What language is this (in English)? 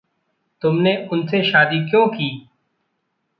Hindi